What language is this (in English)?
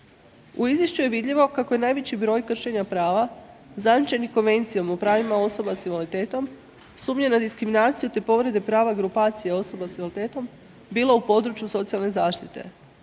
Croatian